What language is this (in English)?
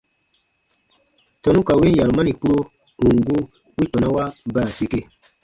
Baatonum